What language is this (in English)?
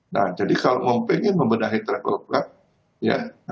Indonesian